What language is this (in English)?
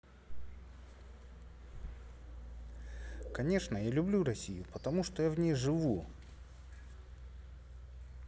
Russian